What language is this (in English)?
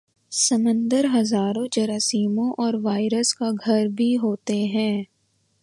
Urdu